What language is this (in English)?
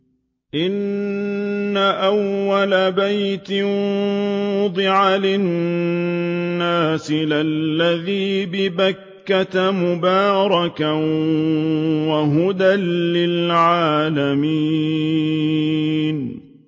Arabic